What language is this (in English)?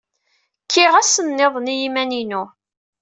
Kabyle